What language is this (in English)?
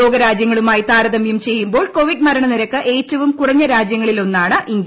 Malayalam